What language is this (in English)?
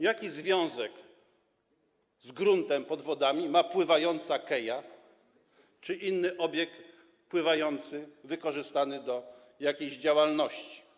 Polish